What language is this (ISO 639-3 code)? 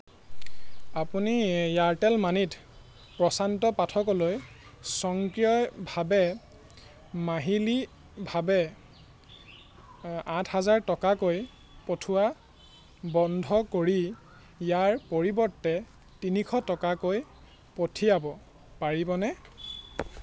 asm